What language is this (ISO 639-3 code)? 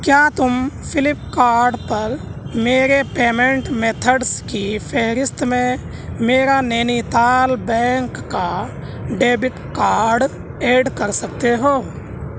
urd